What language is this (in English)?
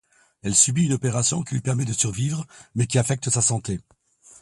French